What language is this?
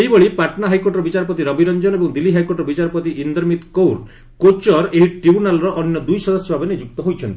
Odia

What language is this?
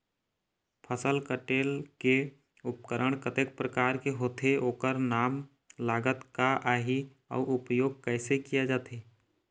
Chhattisgarhi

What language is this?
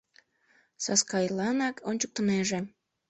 Mari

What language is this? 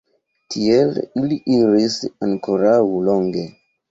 Esperanto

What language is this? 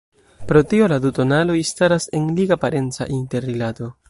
Esperanto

